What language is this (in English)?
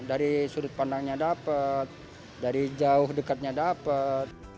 Indonesian